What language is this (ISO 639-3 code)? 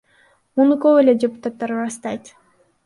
kir